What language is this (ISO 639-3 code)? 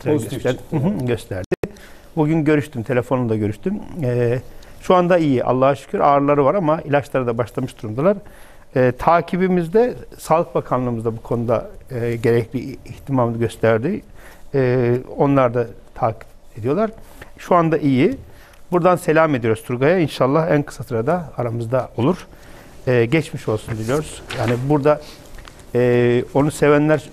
tur